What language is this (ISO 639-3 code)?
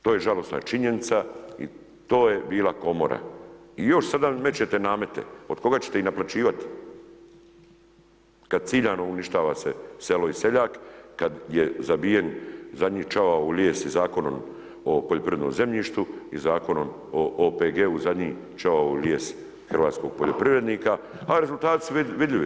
hrv